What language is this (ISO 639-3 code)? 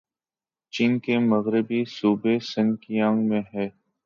urd